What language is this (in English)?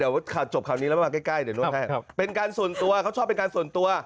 Thai